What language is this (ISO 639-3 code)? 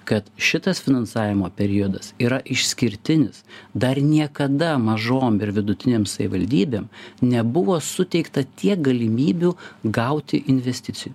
lit